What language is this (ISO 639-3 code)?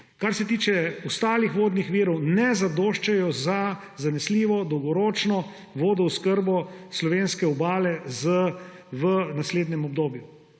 slv